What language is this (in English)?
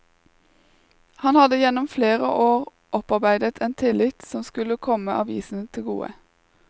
Norwegian